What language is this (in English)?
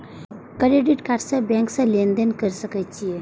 Maithili